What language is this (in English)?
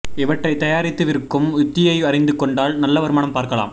Tamil